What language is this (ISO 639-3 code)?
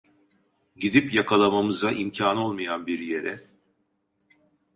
tur